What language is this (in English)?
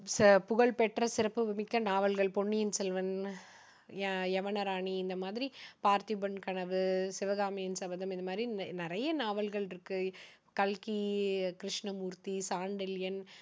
Tamil